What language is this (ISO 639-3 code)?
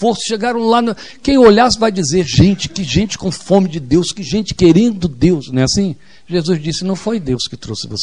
por